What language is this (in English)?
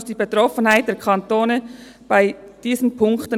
Swiss German